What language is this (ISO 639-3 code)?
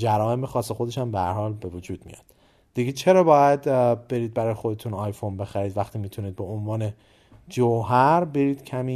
fas